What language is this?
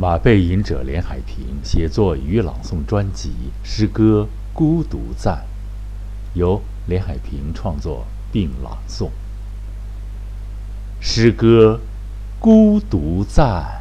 Chinese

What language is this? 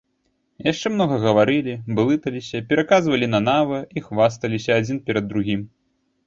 Belarusian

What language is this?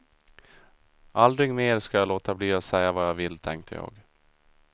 Swedish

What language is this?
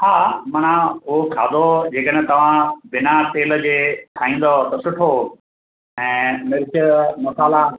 Sindhi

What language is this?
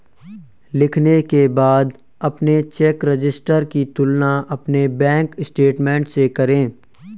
Hindi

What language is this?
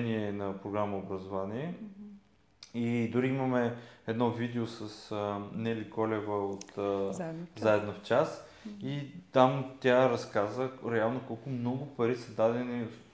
Bulgarian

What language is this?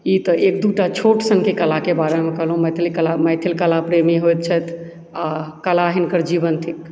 Maithili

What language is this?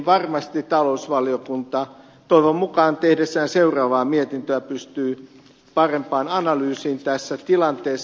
Finnish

